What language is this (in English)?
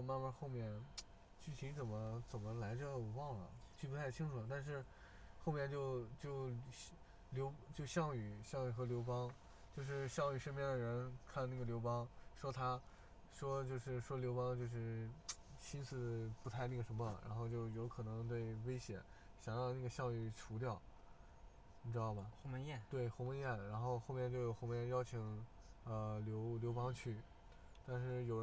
Chinese